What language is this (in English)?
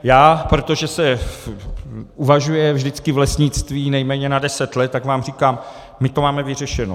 Czech